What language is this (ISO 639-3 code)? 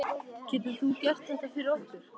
isl